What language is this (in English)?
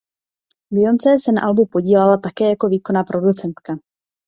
Czech